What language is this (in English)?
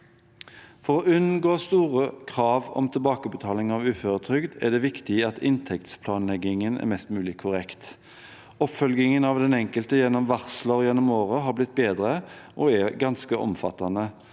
Norwegian